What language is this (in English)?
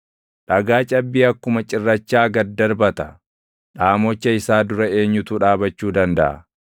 Oromo